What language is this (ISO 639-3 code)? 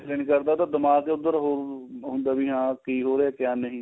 pan